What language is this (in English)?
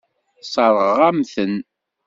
Kabyle